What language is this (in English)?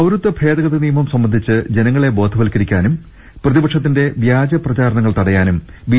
Malayalam